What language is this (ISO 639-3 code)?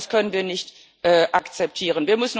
deu